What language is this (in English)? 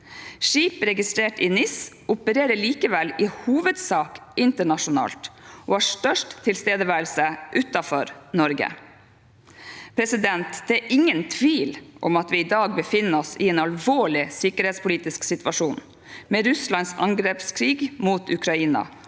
Norwegian